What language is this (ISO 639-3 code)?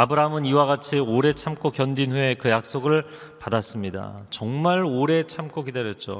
kor